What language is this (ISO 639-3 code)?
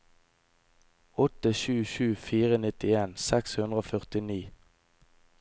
nor